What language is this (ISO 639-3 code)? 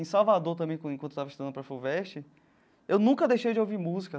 por